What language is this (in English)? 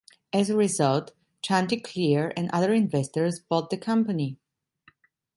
English